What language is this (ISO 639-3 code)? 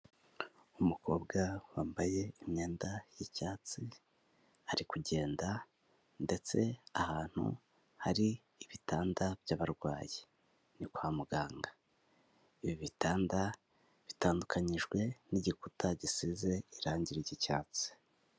kin